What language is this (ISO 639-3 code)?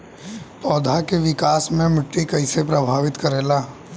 bho